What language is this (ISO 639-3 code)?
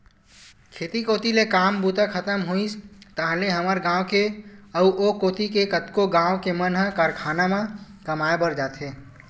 hne